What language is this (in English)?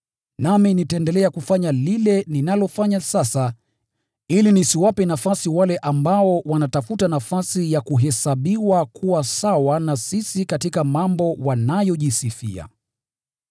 Swahili